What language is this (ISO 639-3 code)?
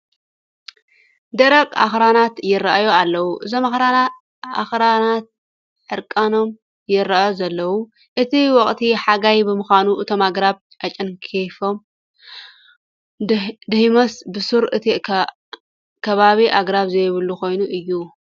tir